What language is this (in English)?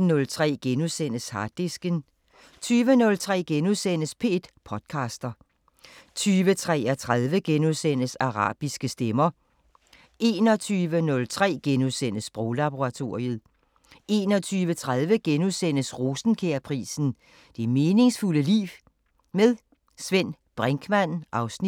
Danish